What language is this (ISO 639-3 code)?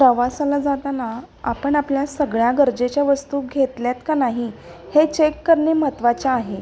mar